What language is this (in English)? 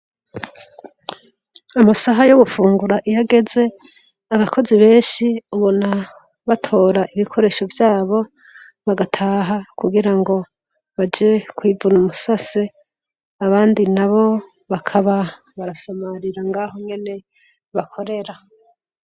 Rundi